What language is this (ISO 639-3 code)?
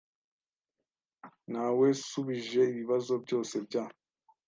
kin